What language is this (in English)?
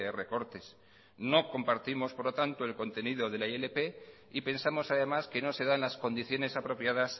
Spanish